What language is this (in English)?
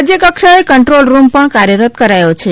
Gujarati